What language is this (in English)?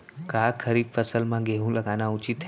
Chhattisgarhi